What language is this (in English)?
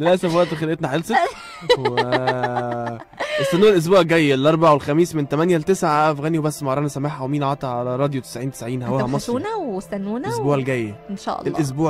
Arabic